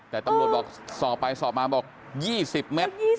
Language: Thai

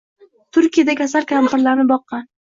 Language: Uzbek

